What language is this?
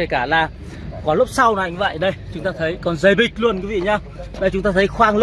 Vietnamese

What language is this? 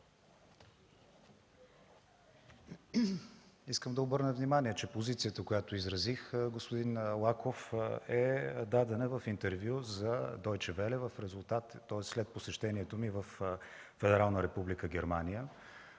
Bulgarian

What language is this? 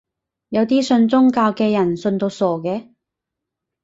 Cantonese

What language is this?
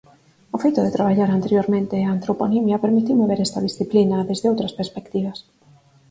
Galician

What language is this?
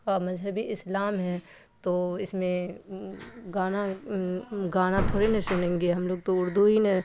Urdu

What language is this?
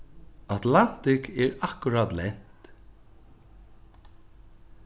Faroese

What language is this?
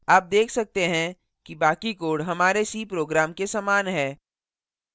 Hindi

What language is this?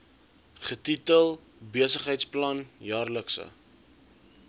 Afrikaans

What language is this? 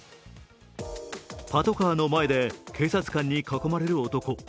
Japanese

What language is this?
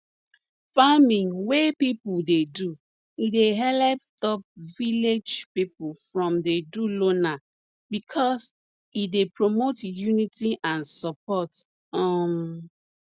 Nigerian Pidgin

